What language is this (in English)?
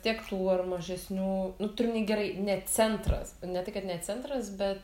Lithuanian